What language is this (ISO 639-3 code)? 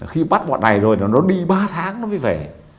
vie